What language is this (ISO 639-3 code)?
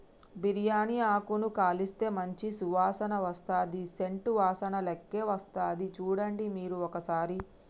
tel